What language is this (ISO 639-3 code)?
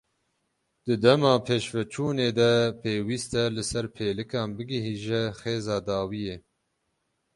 kur